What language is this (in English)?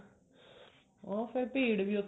Punjabi